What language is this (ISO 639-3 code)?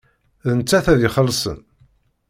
kab